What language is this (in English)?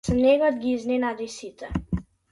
Macedonian